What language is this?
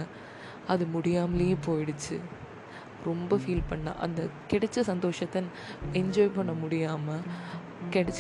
Tamil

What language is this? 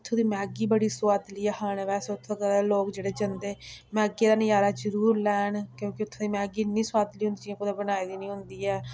Dogri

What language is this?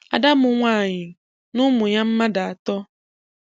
Igbo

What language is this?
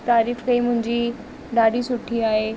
Sindhi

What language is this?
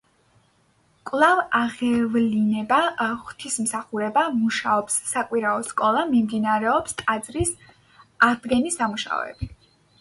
Georgian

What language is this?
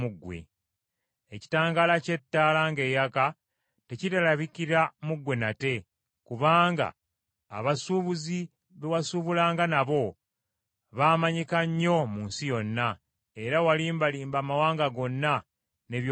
Ganda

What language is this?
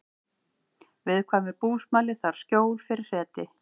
Icelandic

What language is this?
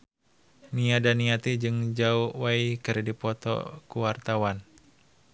Sundanese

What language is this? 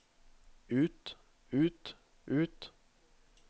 Norwegian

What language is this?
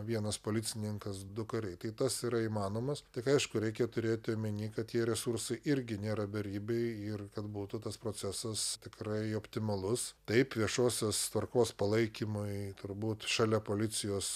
Lithuanian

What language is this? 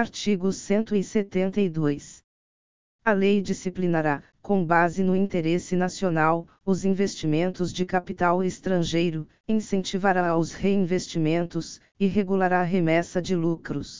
Portuguese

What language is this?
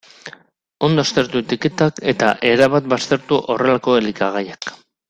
Basque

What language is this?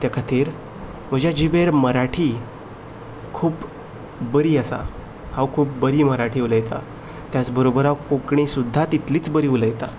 Konkani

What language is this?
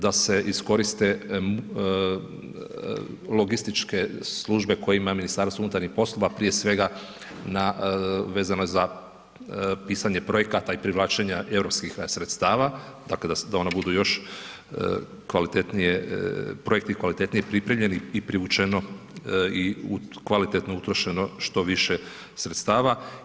Croatian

